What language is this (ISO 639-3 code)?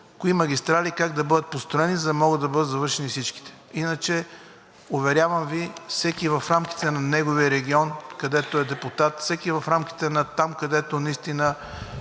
bul